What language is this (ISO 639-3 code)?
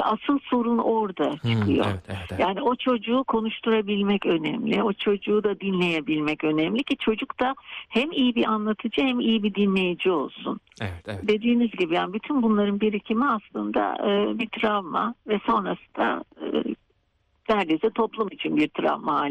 tur